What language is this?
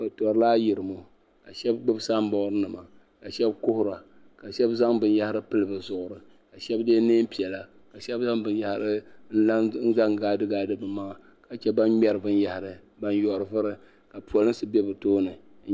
Dagbani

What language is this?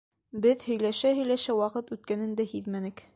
Bashkir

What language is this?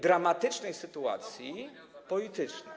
Polish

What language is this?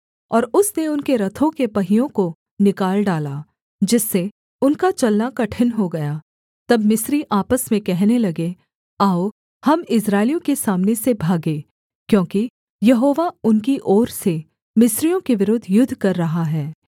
Hindi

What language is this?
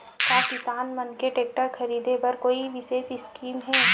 Chhattisgarhi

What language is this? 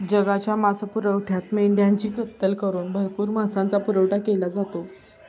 Marathi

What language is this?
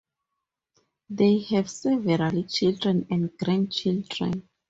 English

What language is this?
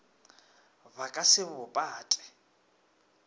Northern Sotho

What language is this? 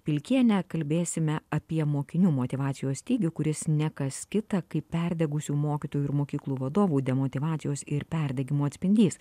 Lithuanian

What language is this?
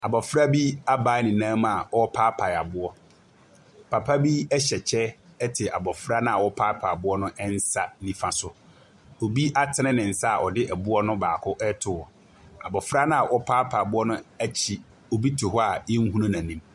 Akan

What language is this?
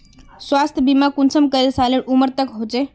Magahi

